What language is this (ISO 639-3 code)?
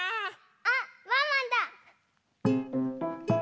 jpn